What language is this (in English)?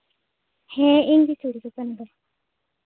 Santali